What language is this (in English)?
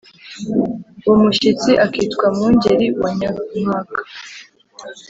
Kinyarwanda